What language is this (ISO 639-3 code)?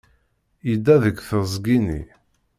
kab